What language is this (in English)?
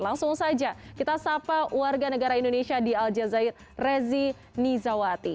Indonesian